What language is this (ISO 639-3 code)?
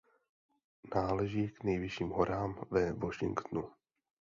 ces